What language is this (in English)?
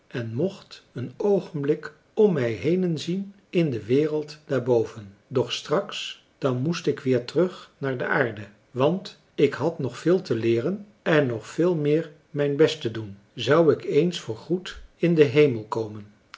Dutch